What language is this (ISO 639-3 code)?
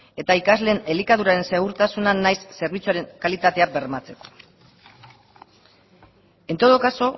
eus